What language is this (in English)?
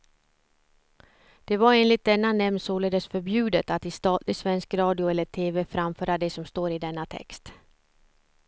Swedish